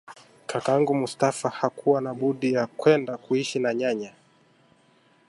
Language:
Swahili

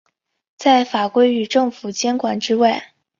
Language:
Chinese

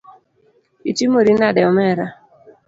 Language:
Luo (Kenya and Tanzania)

